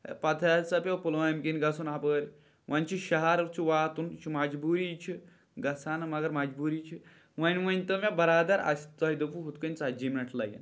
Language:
Kashmiri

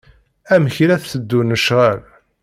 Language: Kabyle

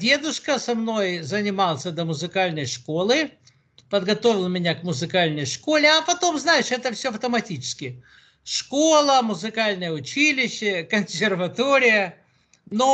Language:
Russian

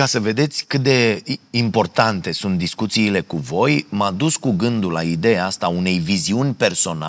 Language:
Romanian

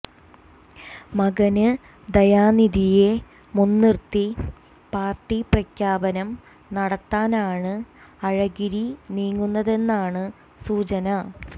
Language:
Malayalam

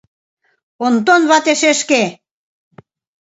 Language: Mari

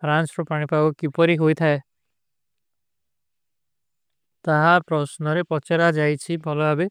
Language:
Kui (India)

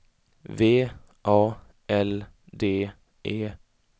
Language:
Swedish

